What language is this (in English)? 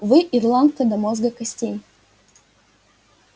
Russian